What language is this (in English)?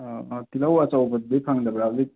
Manipuri